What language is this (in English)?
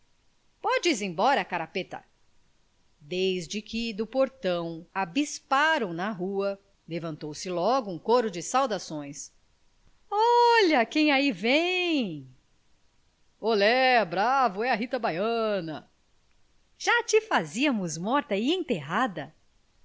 Portuguese